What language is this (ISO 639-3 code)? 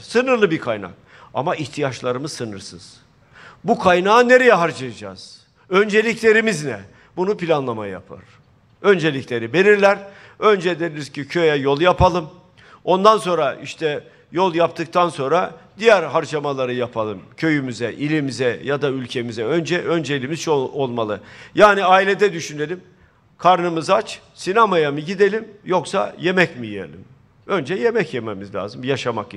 tur